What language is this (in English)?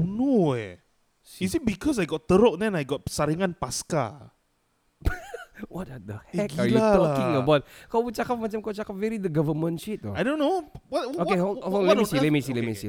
Malay